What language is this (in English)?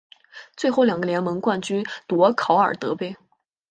Chinese